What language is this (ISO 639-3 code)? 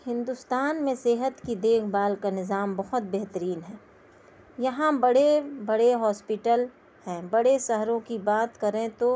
urd